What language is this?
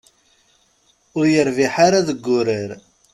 Kabyle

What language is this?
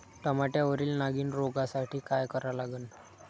Marathi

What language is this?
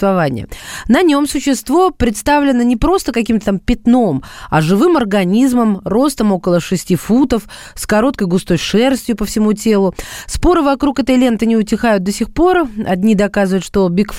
Russian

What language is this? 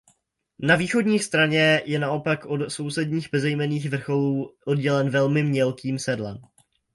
Czech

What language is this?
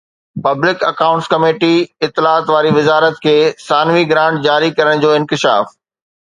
Sindhi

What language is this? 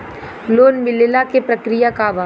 Bhojpuri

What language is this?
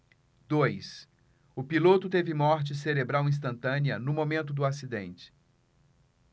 Portuguese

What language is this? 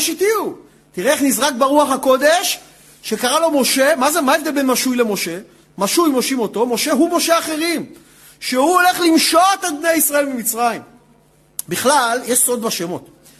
Hebrew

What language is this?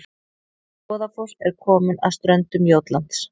Icelandic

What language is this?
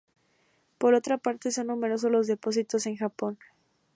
Spanish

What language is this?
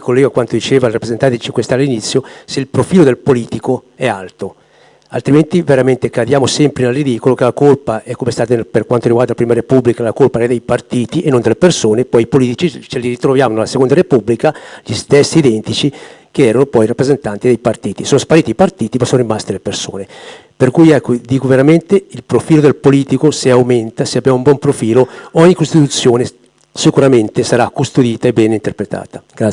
Italian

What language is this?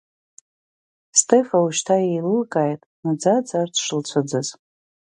Abkhazian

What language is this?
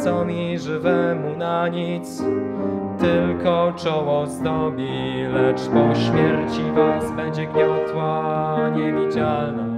Polish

